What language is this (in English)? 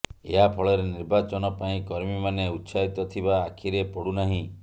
Odia